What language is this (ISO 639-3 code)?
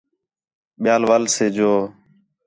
xhe